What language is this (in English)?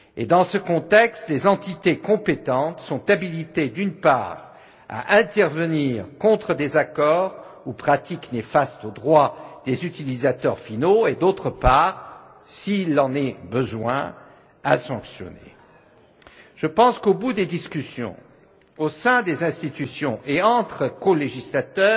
French